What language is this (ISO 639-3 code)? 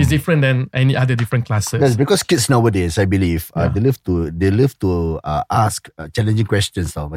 msa